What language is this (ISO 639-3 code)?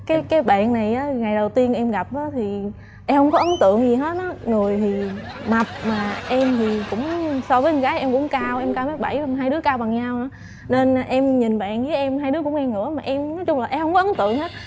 vie